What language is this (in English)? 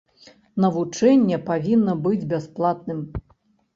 Belarusian